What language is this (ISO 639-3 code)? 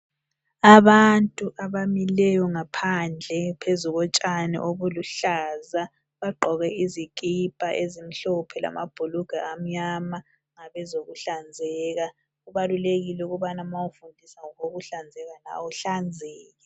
nde